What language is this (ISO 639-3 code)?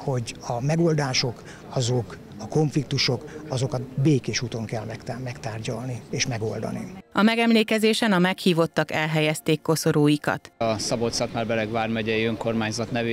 hun